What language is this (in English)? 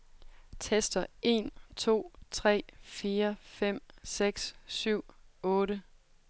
Danish